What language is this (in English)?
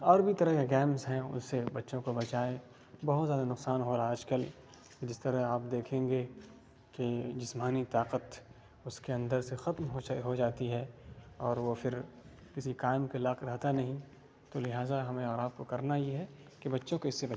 Urdu